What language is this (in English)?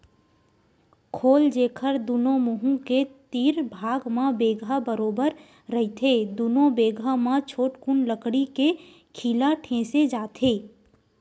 Chhattisgarhi